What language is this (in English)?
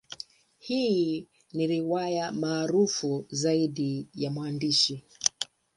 Swahili